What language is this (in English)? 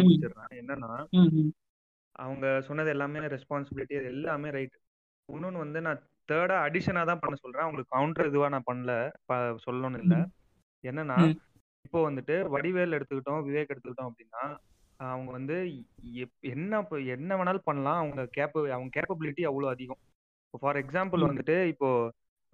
Tamil